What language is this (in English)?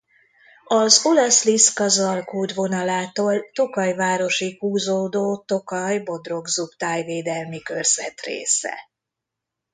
Hungarian